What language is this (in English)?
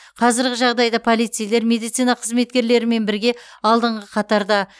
Kazakh